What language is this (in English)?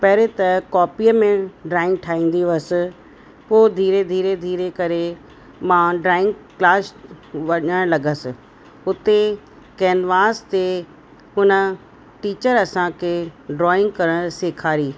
Sindhi